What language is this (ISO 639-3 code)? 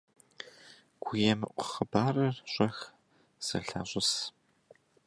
kbd